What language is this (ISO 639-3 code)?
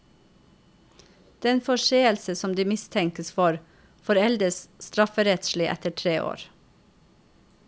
nor